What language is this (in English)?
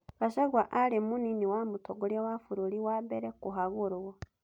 Kikuyu